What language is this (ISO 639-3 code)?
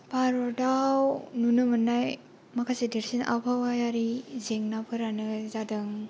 brx